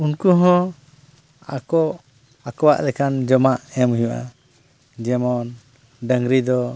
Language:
Santali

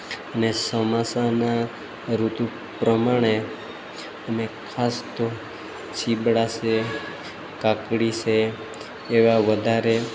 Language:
Gujarati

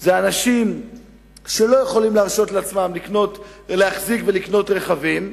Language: Hebrew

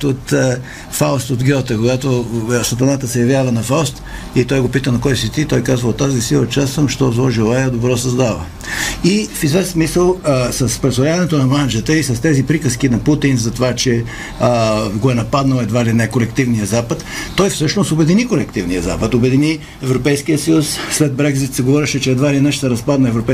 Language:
Bulgarian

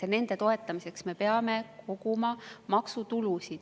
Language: Estonian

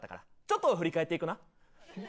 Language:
Japanese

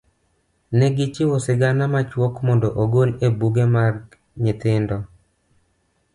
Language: Luo (Kenya and Tanzania)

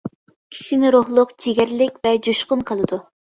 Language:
Uyghur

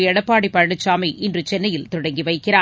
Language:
Tamil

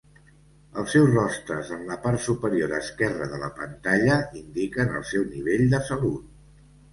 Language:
Catalan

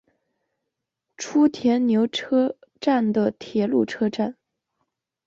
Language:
Chinese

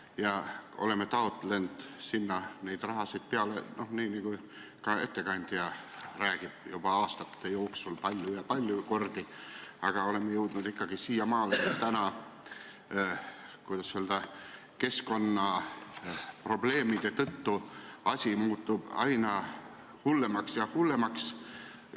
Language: Estonian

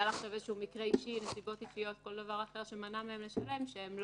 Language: Hebrew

